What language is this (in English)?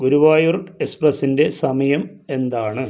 Malayalam